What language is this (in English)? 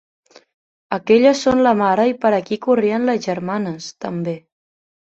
Catalan